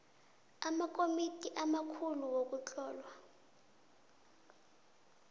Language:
South Ndebele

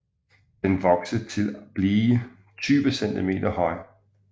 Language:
Danish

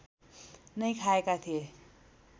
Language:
Nepali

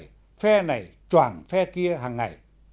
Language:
Vietnamese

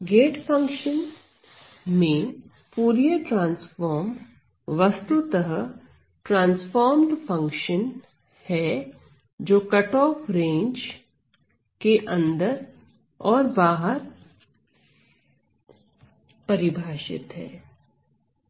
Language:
Hindi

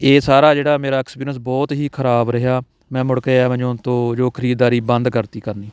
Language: Punjabi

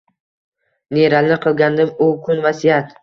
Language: Uzbek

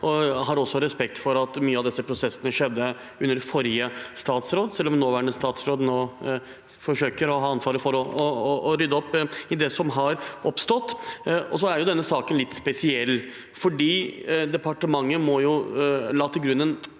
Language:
Norwegian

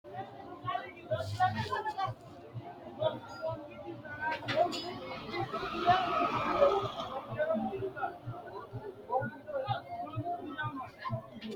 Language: Sidamo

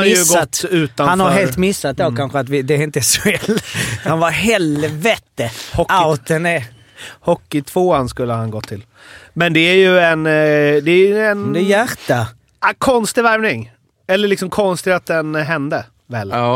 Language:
Swedish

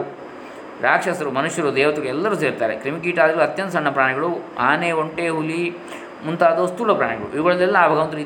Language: Kannada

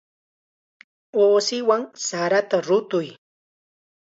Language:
Chiquián Ancash Quechua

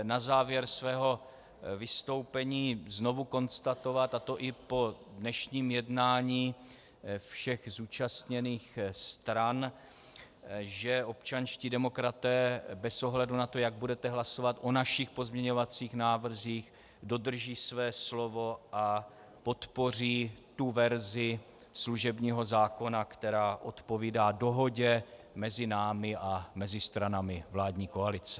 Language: Czech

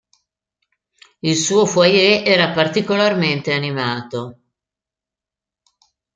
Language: Italian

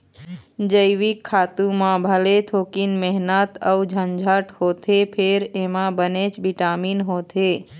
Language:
Chhattisgarhi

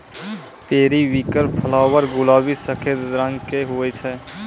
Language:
Maithili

